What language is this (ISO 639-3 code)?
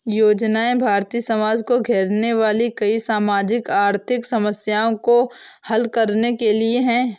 hin